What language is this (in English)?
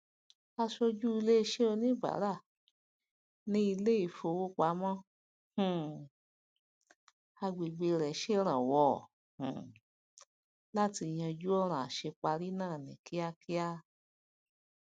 Yoruba